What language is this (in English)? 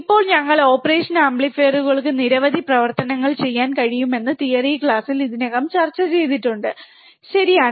Malayalam